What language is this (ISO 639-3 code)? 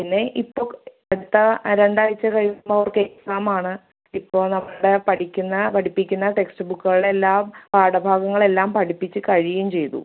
mal